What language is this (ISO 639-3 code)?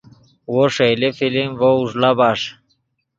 ydg